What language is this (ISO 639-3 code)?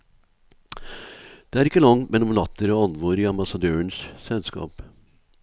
nor